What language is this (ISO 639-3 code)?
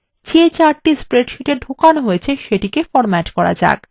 ben